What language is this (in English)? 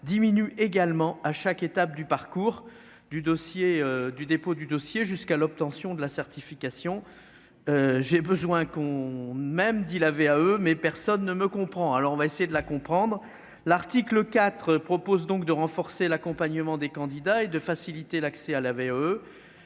French